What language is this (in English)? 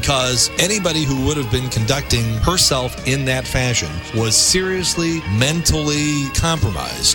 English